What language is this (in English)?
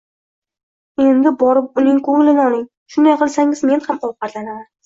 Uzbek